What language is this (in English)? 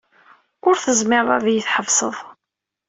Kabyle